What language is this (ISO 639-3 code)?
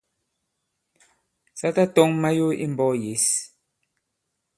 abb